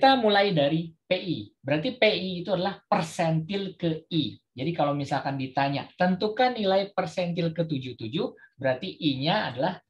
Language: Indonesian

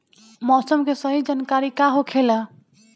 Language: Bhojpuri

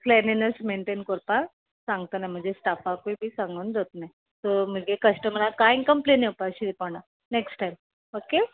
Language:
Konkani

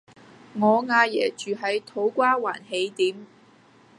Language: Cantonese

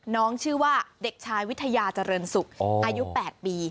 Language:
Thai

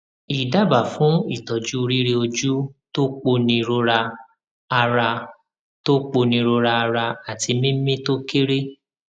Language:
Yoruba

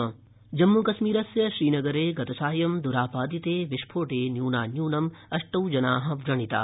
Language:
Sanskrit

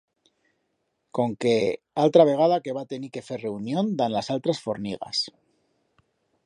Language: Aragonese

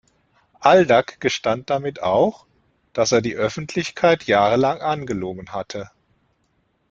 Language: German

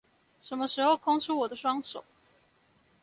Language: Chinese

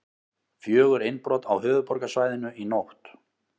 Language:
Icelandic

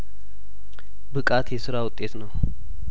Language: Amharic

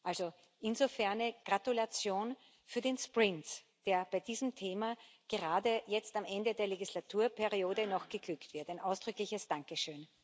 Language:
German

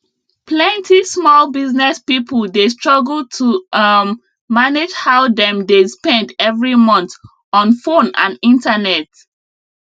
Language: Nigerian Pidgin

